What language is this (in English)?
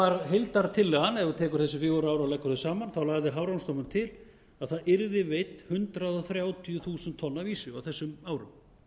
Icelandic